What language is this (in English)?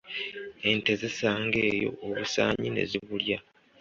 Ganda